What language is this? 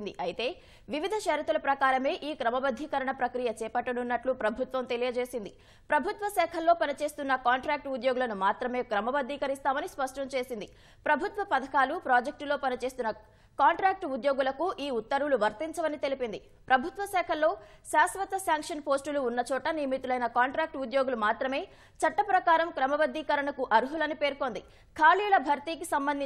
Hindi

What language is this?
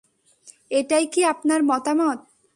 Bangla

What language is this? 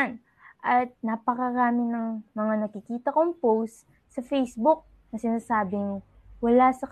Filipino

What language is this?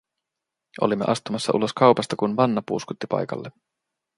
Finnish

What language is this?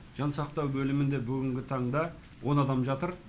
Kazakh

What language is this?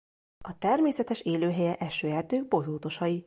Hungarian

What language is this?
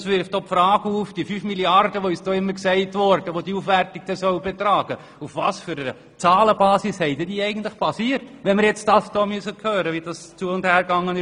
Swiss German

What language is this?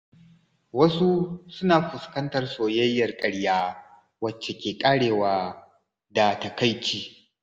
Hausa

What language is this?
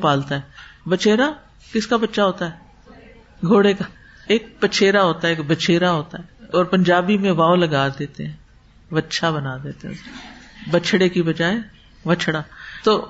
Urdu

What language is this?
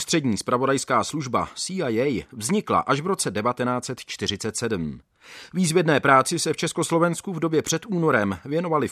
Czech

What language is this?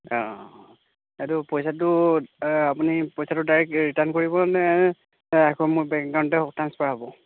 Assamese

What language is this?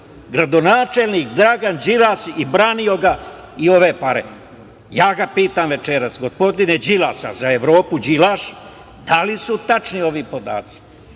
Serbian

